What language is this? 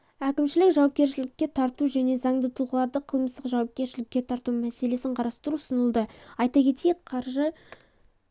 Kazakh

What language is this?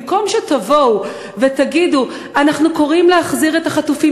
Hebrew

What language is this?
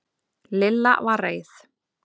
Icelandic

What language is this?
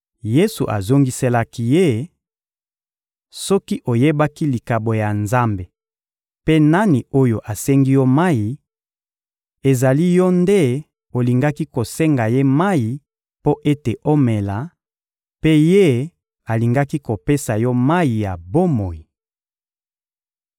Lingala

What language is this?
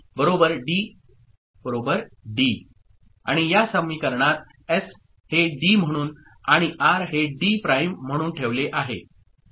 Marathi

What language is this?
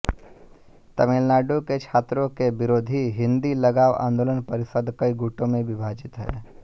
Hindi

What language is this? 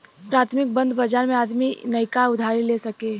Bhojpuri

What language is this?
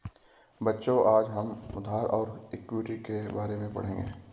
Hindi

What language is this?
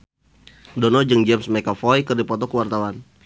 Sundanese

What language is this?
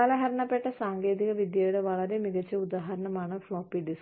Malayalam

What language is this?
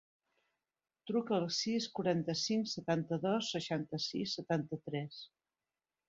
Catalan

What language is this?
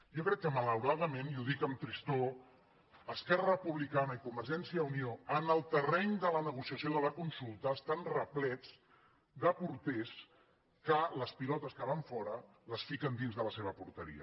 Catalan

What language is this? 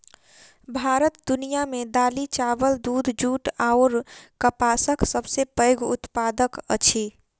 Maithili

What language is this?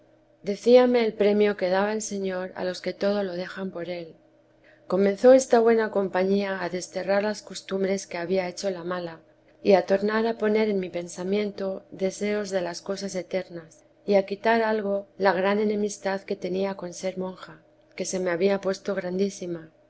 Spanish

